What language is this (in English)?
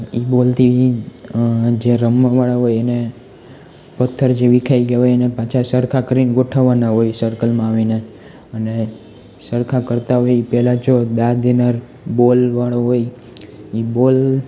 Gujarati